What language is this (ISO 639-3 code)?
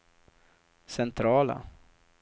swe